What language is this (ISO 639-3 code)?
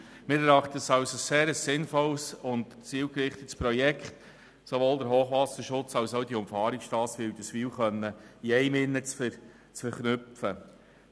gsw